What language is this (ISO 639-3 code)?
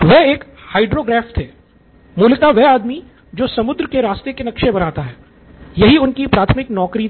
hin